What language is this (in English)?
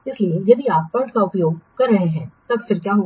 Hindi